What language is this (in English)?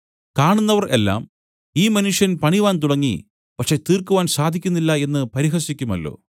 Malayalam